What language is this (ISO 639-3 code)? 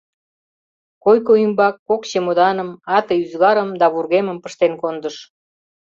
chm